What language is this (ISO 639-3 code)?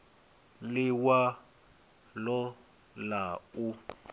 ven